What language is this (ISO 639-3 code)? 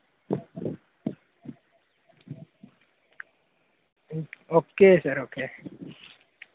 doi